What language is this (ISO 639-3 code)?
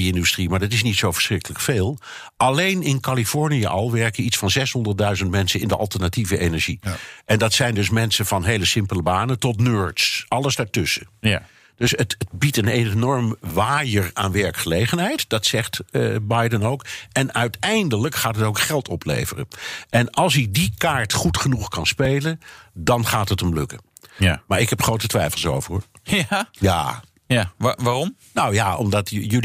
nld